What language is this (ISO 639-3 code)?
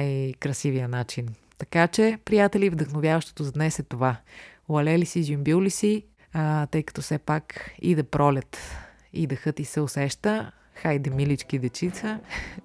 bul